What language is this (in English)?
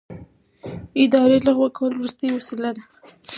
Pashto